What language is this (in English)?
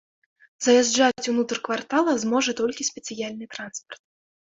Belarusian